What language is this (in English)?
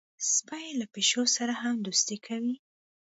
Pashto